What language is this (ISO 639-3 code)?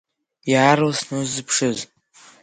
abk